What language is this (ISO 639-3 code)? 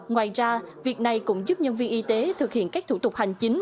vie